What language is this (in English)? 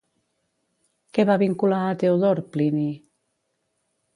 Catalan